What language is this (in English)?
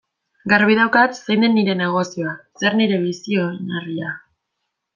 Basque